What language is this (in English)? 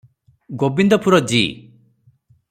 Odia